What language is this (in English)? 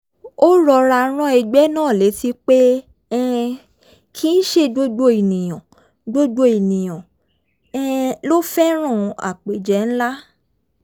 Yoruba